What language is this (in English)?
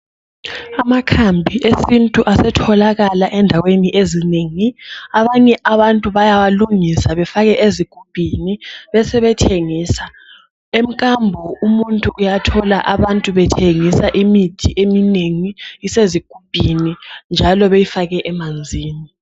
North Ndebele